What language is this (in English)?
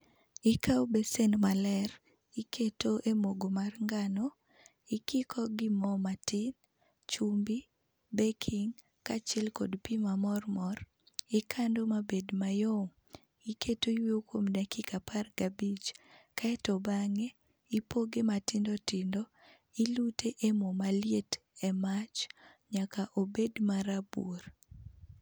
Luo (Kenya and Tanzania)